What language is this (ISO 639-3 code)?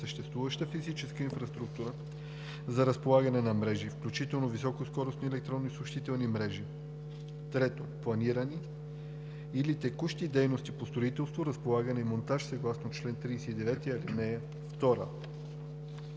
bul